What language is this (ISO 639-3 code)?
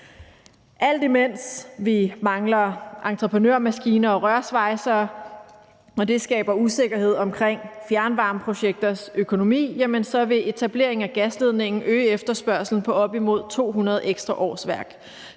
dan